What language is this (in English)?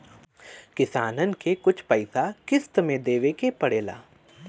Bhojpuri